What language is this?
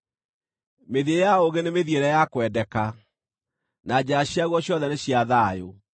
Kikuyu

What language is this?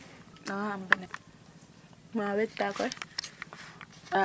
Serer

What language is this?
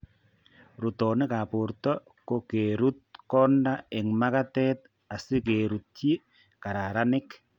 Kalenjin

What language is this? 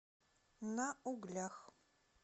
Russian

